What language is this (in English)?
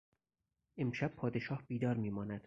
Persian